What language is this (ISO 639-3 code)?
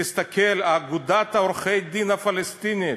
heb